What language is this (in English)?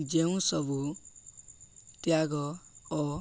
Odia